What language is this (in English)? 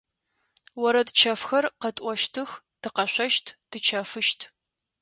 Adyghe